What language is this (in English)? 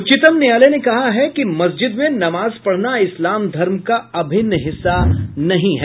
Hindi